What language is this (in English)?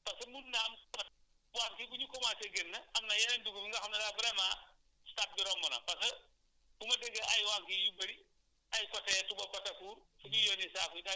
Wolof